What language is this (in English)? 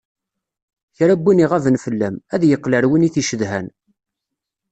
Kabyle